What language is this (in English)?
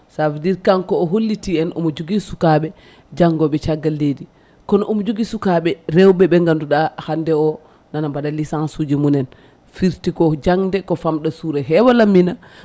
Fula